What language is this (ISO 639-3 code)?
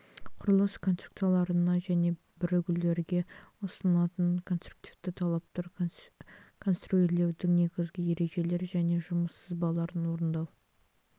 kaz